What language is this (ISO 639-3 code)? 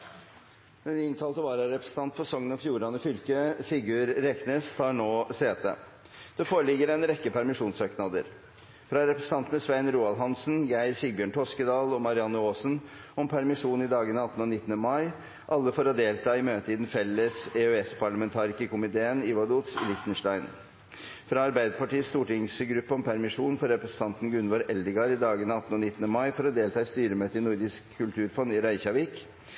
nob